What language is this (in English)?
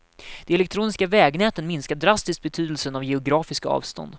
Swedish